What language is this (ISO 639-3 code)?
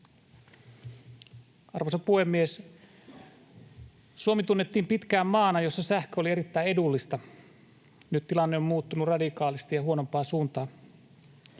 fin